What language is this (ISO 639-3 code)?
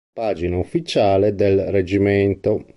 ita